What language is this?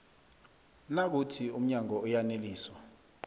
South Ndebele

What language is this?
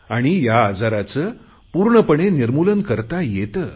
Marathi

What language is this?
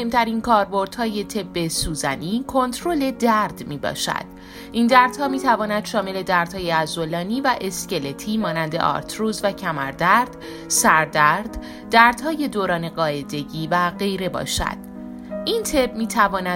Persian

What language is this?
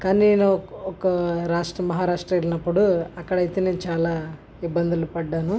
Telugu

